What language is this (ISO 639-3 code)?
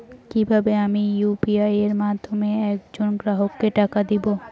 ben